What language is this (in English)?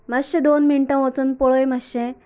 Konkani